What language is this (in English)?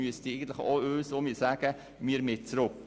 Swiss German